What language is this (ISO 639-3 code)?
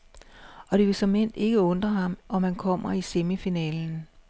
dan